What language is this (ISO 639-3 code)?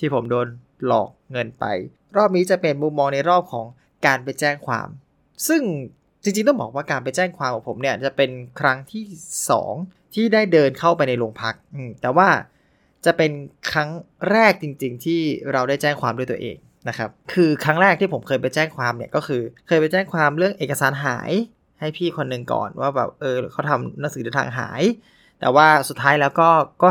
tha